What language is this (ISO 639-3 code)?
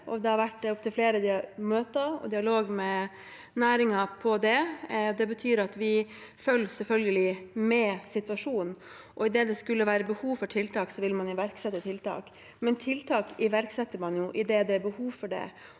nor